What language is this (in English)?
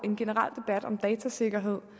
Danish